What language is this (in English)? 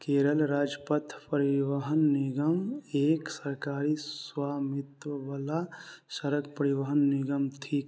Maithili